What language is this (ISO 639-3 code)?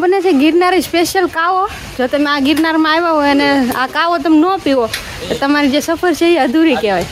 guj